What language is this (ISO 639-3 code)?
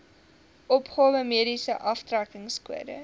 afr